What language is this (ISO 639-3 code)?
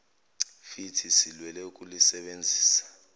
zul